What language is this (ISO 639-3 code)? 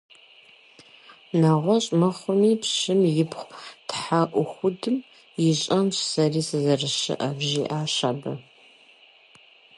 kbd